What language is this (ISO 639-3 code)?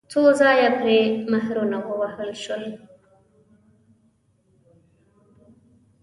pus